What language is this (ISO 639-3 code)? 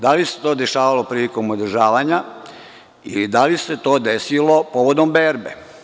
srp